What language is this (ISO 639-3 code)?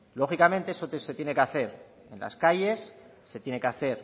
spa